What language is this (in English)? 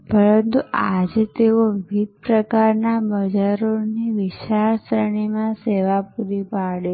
Gujarati